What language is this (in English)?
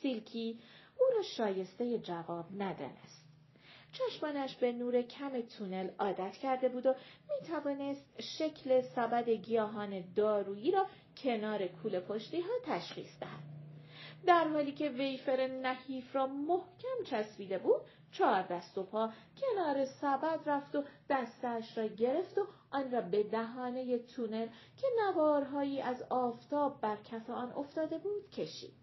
Persian